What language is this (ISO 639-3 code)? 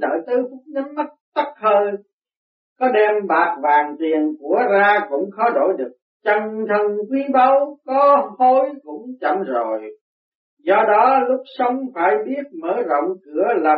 vie